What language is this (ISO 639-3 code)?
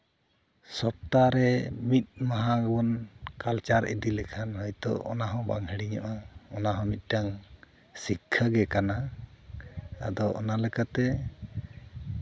sat